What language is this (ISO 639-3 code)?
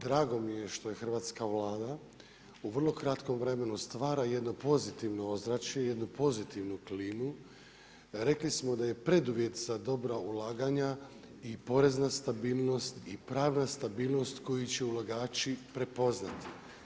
hrv